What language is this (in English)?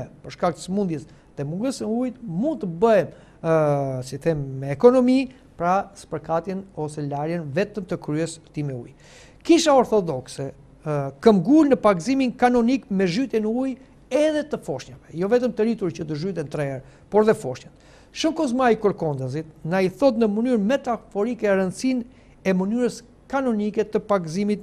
Romanian